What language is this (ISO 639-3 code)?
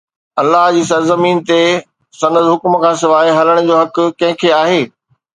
snd